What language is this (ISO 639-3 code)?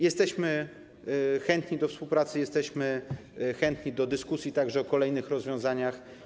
pol